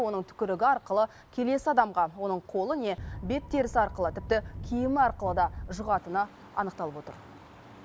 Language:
Kazakh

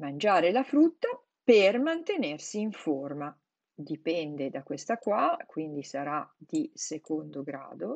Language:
Italian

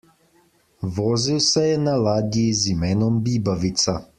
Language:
Slovenian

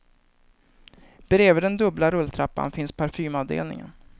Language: Swedish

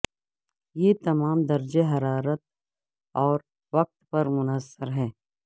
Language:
Urdu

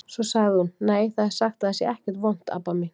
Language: Icelandic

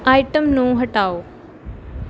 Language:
Punjabi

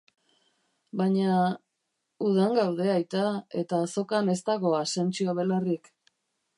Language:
Basque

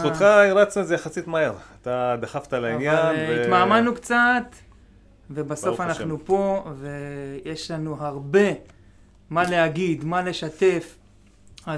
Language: Hebrew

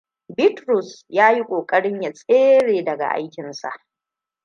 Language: Hausa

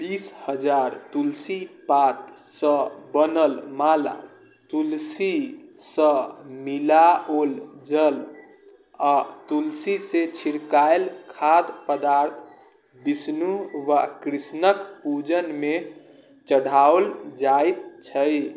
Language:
Maithili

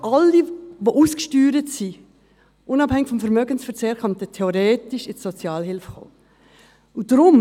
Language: Swiss German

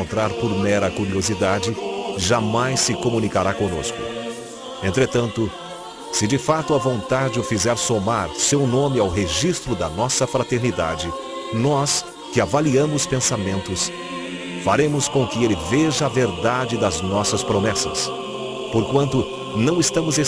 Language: Portuguese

